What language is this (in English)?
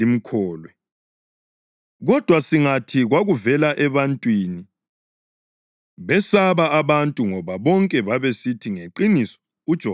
North Ndebele